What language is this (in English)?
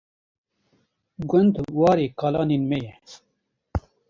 Kurdish